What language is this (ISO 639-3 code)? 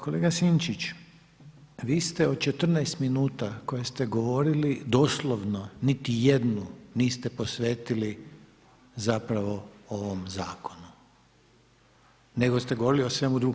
hrv